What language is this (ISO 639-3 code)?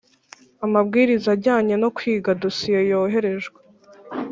kin